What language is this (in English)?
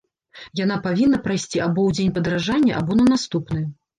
Belarusian